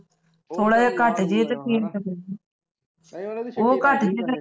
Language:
Punjabi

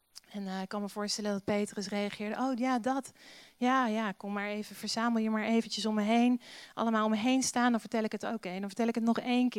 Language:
Dutch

